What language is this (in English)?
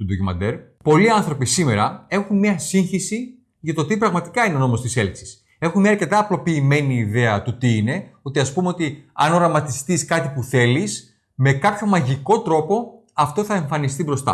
Greek